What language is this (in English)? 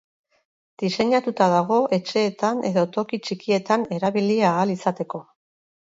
Basque